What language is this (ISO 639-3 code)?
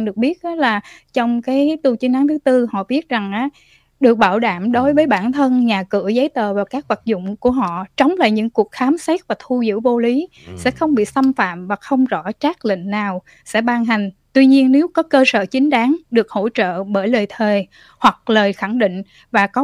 vie